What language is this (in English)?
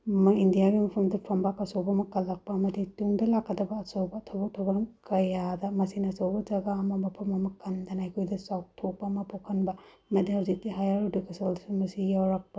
Manipuri